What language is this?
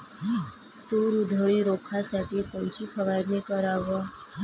Marathi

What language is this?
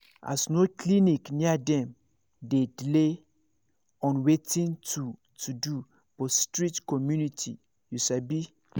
Nigerian Pidgin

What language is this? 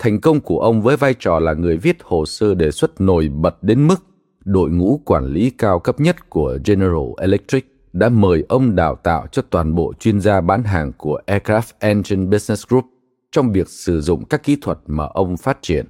Vietnamese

